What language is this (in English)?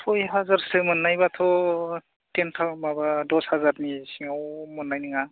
Bodo